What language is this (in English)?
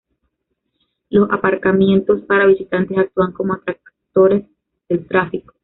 Spanish